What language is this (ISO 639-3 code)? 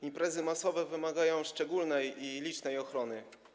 pol